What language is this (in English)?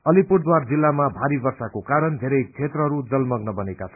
Nepali